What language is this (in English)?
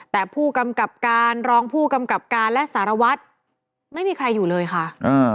Thai